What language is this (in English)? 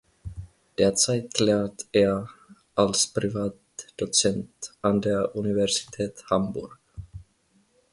German